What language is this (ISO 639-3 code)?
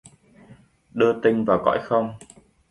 vie